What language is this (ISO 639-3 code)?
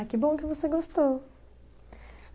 por